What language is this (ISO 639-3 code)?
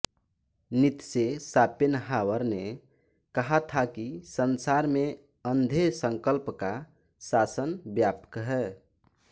hin